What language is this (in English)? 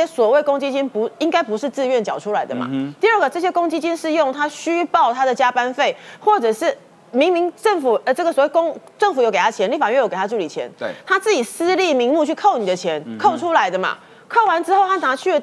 Chinese